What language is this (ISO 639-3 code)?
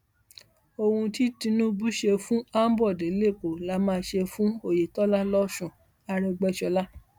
yor